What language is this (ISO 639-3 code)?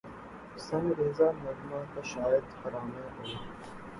urd